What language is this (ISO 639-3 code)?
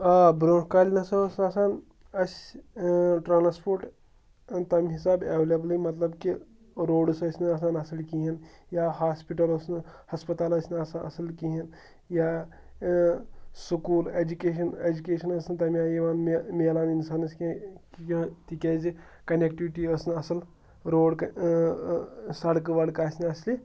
kas